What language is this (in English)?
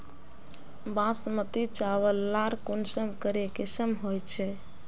Magahi